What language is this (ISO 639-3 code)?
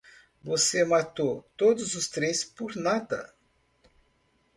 por